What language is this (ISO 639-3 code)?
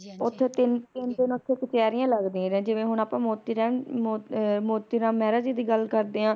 pan